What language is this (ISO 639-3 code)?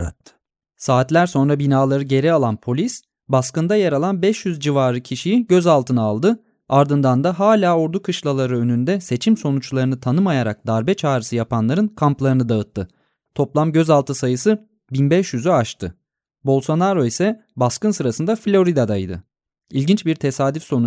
tur